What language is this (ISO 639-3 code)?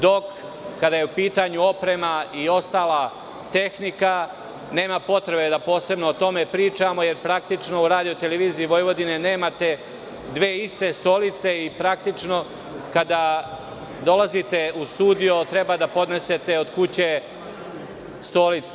srp